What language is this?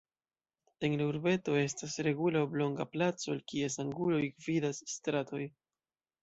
Esperanto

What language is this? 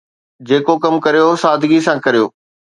Sindhi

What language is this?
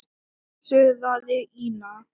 Icelandic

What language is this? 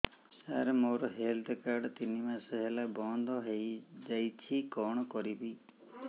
Odia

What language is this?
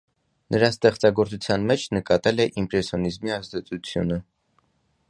Armenian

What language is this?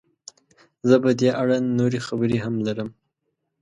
Pashto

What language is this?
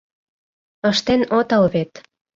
Mari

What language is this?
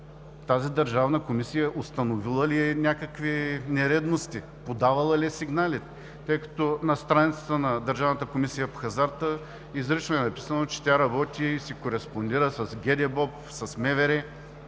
Bulgarian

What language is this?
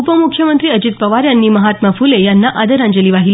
Marathi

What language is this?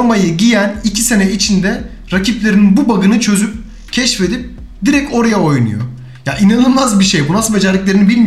Turkish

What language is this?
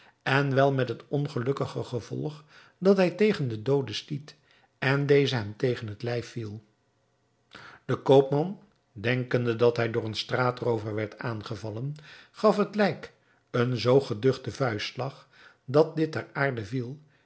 Dutch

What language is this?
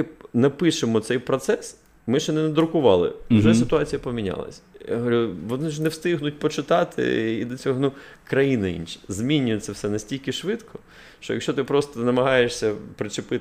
Ukrainian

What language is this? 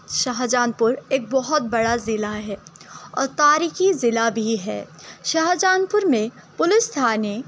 Urdu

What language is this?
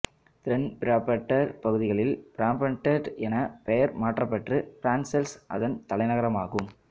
Tamil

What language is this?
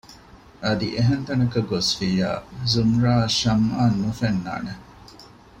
Divehi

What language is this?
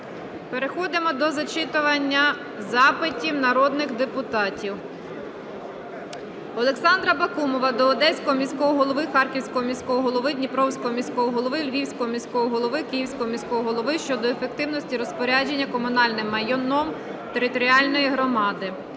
Ukrainian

